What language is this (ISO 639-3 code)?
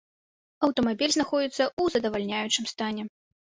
bel